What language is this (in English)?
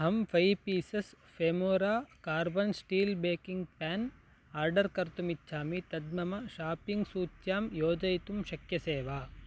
Sanskrit